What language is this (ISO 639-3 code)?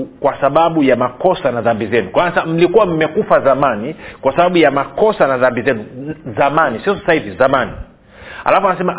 swa